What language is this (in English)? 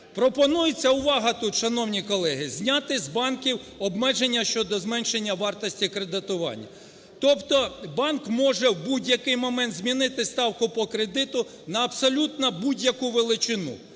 Ukrainian